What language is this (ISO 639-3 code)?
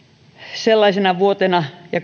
fin